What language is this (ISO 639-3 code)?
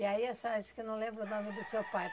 por